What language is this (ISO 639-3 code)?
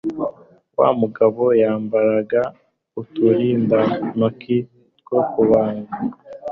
kin